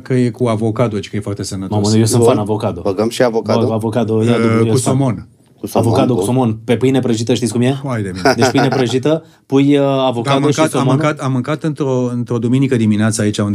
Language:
Romanian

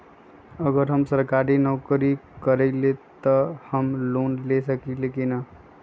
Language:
Magahi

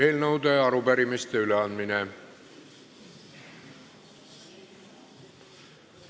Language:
Estonian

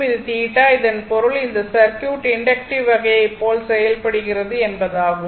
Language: Tamil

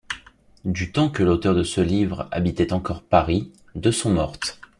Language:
French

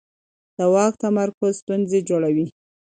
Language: Pashto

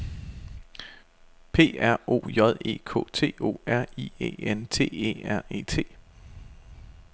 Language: Danish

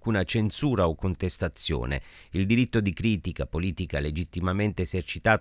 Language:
Italian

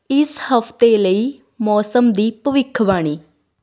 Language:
Punjabi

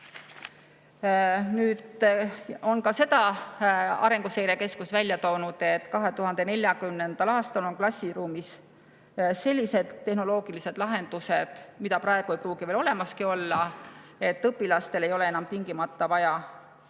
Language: Estonian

